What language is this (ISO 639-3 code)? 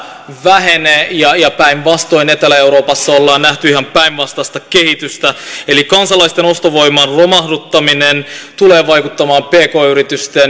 fin